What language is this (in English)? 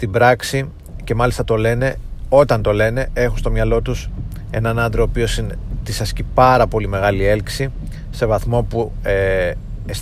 Greek